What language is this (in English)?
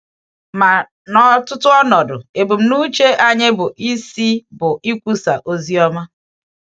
Igbo